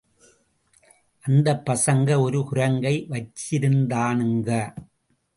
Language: Tamil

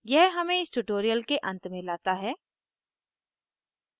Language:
Hindi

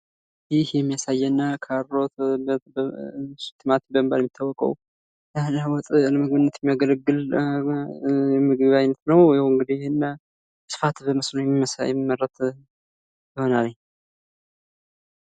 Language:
Amharic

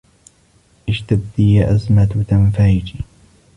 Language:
Arabic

